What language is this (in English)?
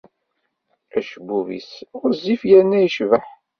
Kabyle